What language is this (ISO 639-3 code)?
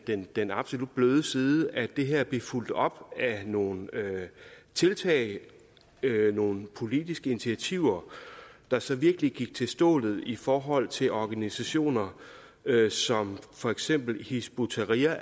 dan